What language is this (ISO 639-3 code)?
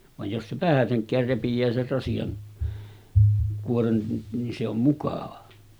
fin